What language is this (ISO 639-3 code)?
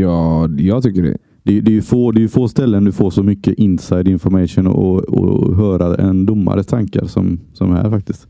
swe